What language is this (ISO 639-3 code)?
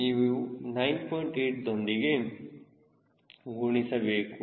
kan